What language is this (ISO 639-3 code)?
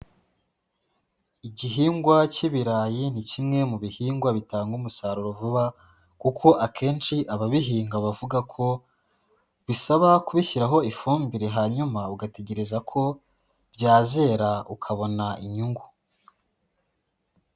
kin